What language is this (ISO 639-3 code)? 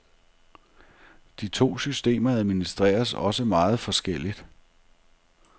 dan